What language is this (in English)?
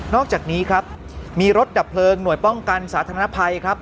Thai